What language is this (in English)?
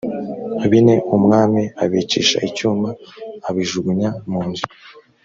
Kinyarwanda